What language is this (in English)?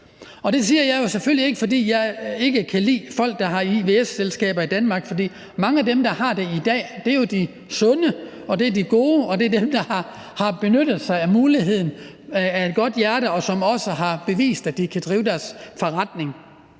Danish